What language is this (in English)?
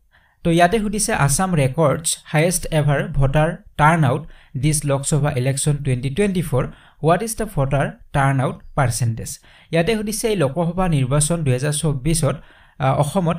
Bangla